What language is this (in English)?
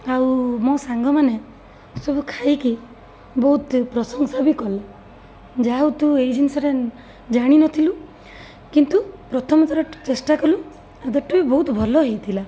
Odia